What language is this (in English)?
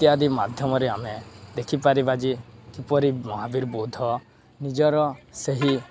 Odia